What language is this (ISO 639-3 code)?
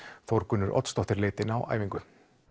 isl